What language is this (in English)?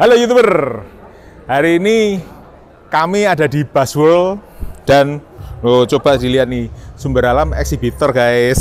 Indonesian